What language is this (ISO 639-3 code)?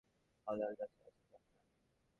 ben